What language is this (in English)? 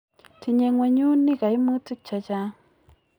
Kalenjin